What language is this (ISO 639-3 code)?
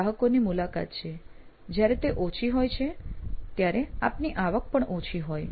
guj